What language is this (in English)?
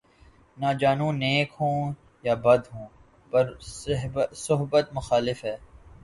Urdu